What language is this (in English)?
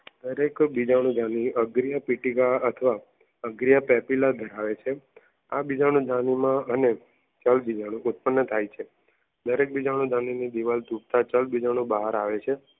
Gujarati